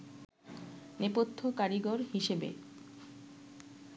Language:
Bangla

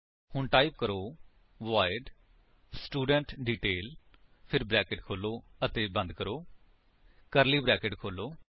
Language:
Punjabi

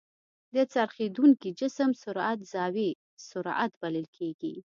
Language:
Pashto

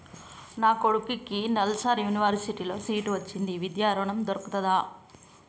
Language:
Telugu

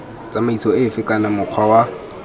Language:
Tswana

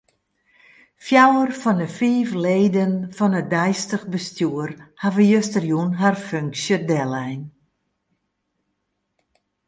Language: Western Frisian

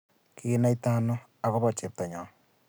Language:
Kalenjin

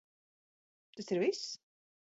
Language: Latvian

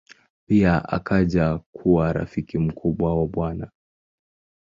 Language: Swahili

